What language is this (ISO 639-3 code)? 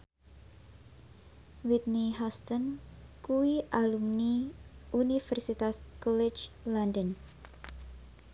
jav